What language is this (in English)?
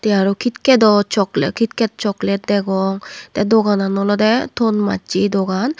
Chakma